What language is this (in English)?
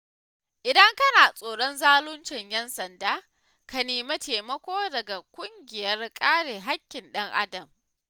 Hausa